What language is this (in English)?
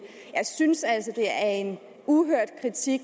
Danish